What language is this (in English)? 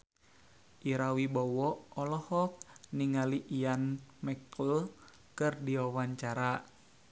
Sundanese